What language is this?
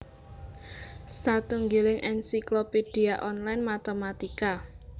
Javanese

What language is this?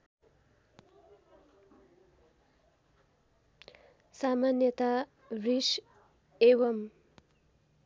Nepali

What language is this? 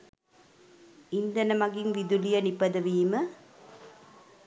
Sinhala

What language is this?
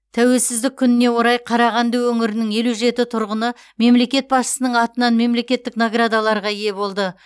Kazakh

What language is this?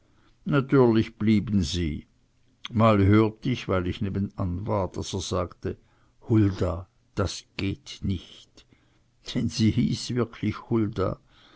German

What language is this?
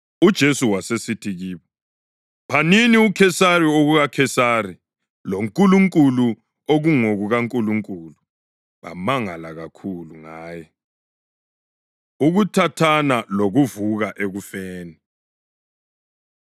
North Ndebele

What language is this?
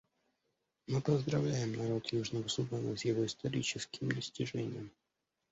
Russian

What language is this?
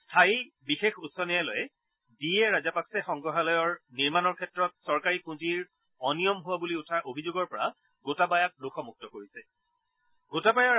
Assamese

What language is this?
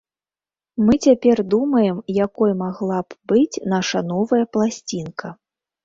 Belarusian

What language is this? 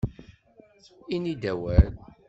Kabyle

